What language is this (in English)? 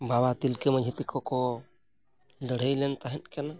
Santali